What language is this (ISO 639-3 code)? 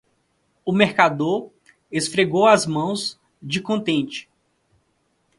por